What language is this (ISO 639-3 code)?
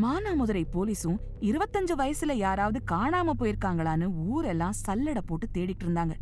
tam